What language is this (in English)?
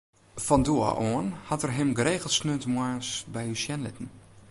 Western Frisian